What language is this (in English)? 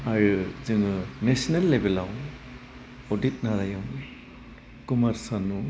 Bodo